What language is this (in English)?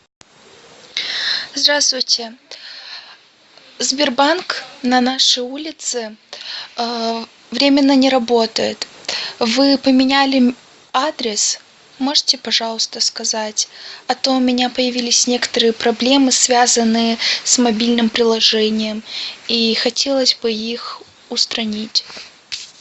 Russian